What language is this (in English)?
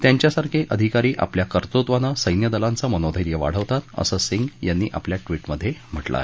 Marathi